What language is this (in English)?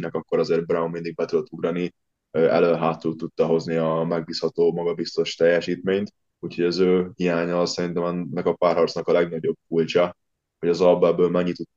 Hungarian